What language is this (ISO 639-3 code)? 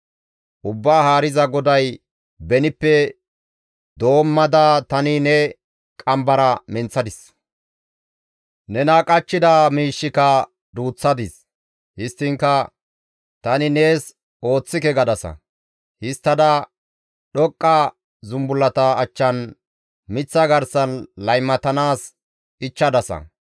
gmv